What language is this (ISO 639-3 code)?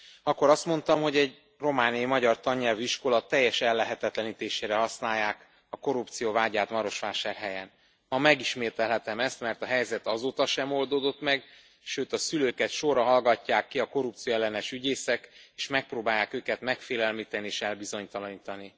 hun